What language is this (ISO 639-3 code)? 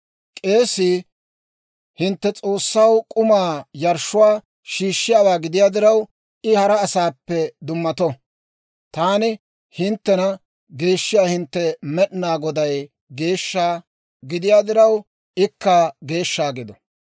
dwr